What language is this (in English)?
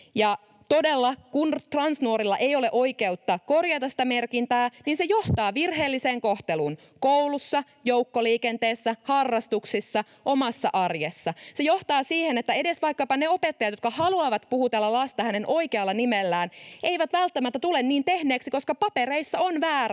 Finnish